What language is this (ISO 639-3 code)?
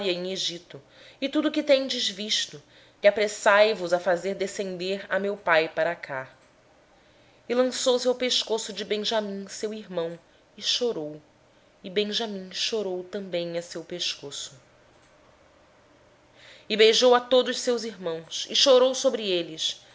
por